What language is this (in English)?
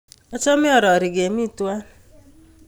Kalenjin